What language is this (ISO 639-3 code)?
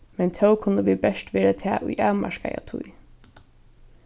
fao